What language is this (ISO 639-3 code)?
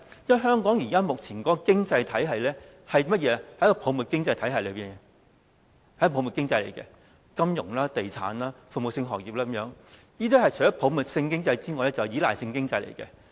yue